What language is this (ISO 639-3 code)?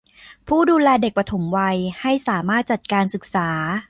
tha